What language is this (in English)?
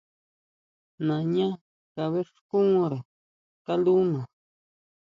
Huautla Mazatec